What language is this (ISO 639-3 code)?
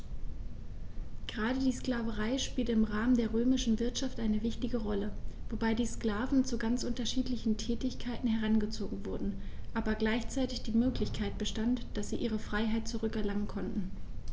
deu